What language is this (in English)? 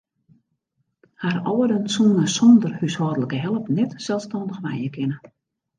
Western Frisian